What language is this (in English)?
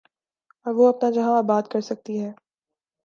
Urdu